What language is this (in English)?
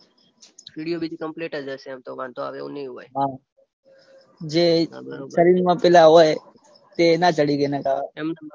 Gujarati